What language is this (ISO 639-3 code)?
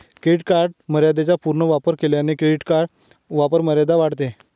mar